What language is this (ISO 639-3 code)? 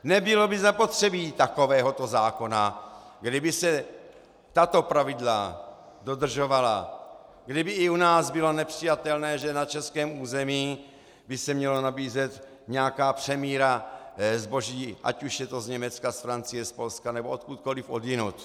ces